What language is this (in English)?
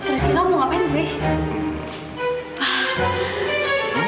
Indonesian